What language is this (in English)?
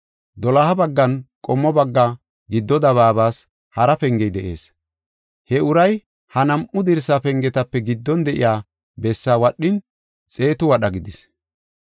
Gofa